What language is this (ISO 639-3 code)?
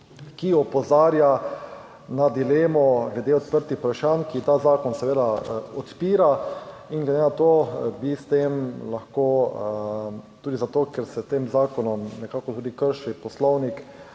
slv